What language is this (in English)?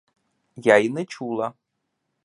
Ukrainian